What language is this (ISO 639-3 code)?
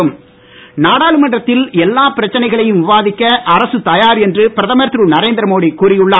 tam